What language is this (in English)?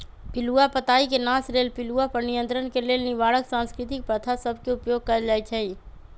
Magahi